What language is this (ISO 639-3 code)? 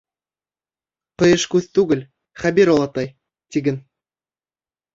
bak